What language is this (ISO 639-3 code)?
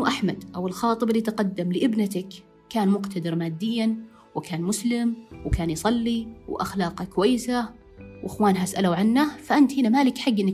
ara